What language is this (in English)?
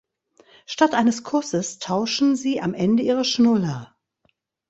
German